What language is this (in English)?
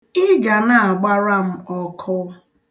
Igbo